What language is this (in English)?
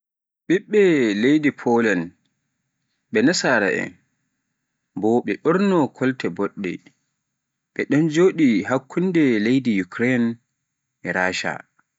Pular